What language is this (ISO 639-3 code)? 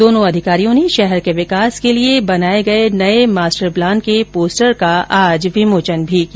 hin